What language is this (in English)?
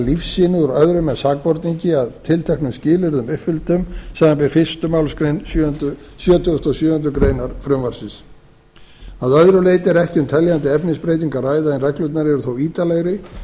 Icelandic